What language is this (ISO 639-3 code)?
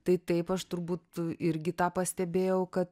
lit